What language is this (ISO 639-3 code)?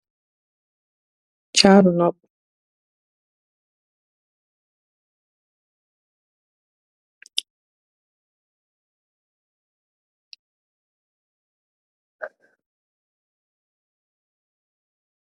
wol